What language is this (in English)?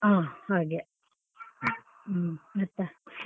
Kannada